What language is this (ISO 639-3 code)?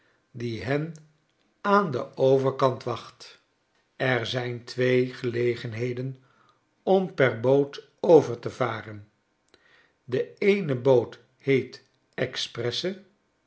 nld